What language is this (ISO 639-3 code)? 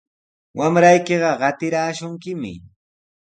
qws